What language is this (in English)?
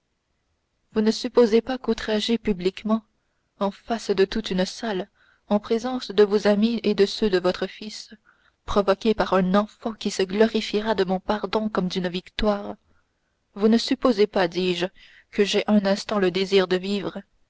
French